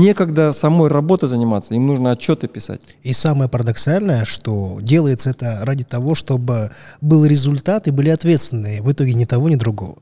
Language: Russian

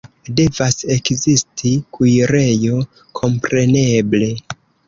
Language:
Esperanto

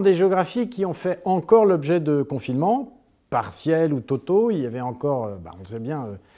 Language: French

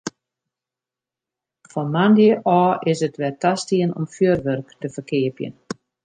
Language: Western Frisian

